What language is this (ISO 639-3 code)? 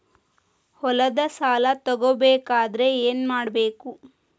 kan